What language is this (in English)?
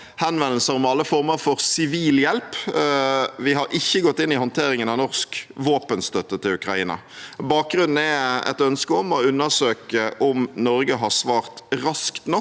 Norwegian